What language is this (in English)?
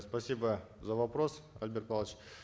Kazakh